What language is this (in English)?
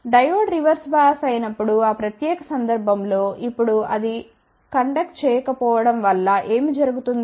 Telugu